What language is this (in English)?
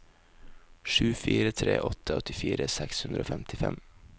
Norwegian